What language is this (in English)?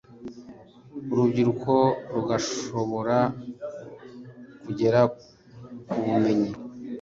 Kinyarwanda